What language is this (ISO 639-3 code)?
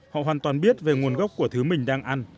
vie